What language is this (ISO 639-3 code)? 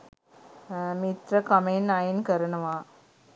sin